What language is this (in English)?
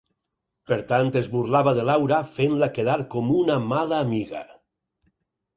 Catalan